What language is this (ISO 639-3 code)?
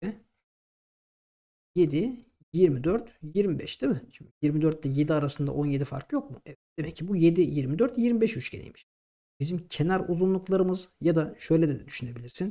tur